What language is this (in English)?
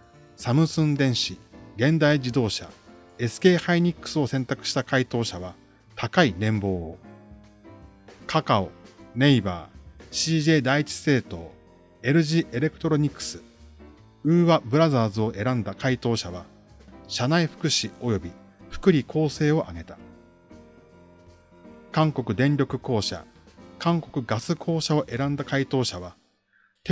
Japanese